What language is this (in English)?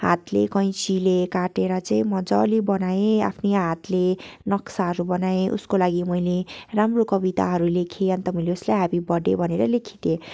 Nepali